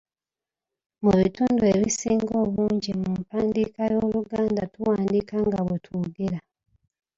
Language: Ganda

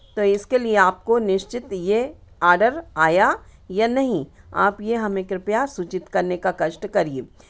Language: Hindi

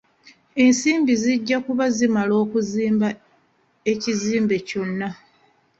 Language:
Ganda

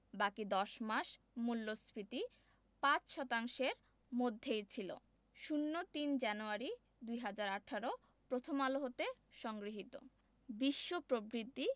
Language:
Bangla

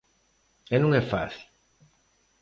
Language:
Galician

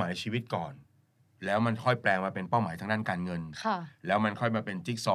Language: Thai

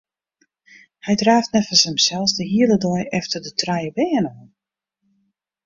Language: Western Frisian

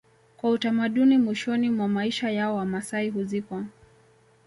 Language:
Swahili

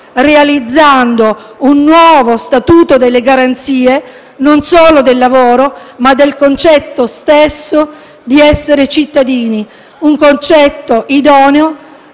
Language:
Italian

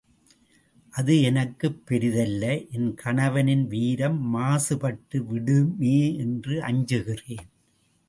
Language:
Tamil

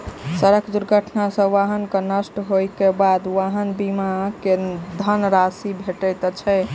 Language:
Maithili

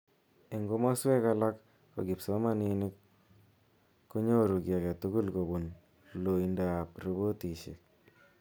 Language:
Kalenjin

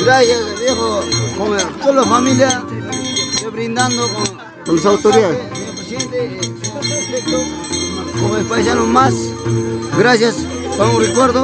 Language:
Spanish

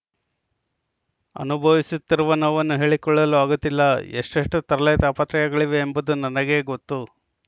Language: Kannada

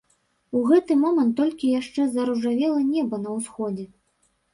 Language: Belarusian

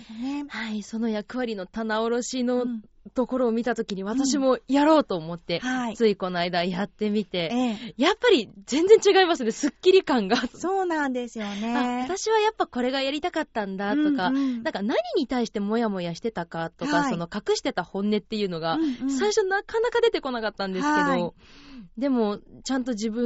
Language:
Japanese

